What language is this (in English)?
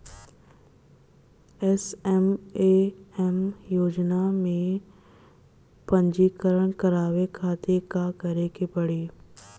Bhojpuri